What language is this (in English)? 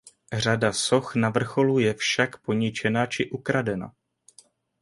Czech